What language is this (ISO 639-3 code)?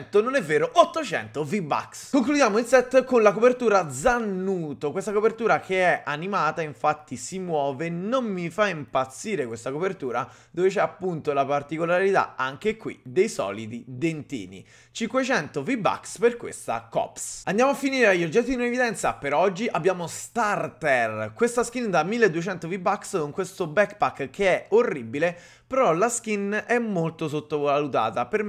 ita